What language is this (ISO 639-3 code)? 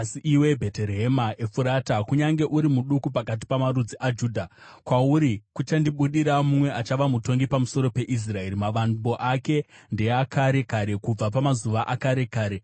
sna